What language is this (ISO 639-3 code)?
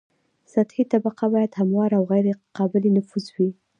pus